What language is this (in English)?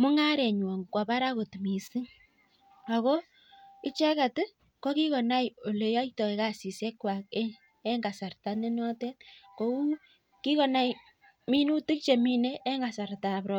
Kalenjin